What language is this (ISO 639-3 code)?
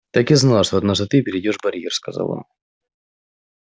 rus